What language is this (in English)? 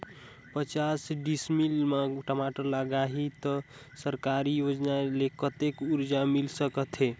Chhattisgarhi